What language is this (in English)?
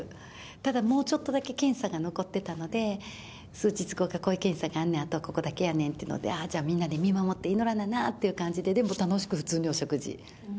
Japanese